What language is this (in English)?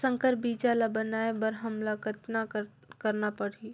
Chhattisgarhi